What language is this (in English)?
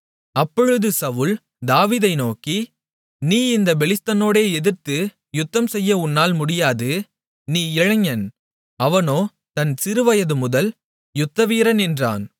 Tamil